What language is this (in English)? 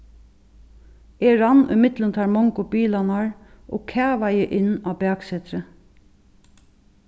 Faroese